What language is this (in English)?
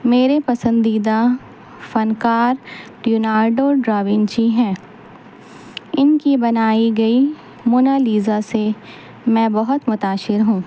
Urdu